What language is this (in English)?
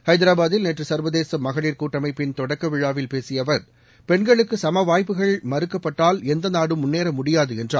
Tamil